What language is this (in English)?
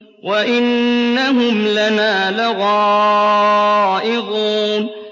Arabic